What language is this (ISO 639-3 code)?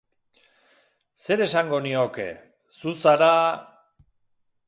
eus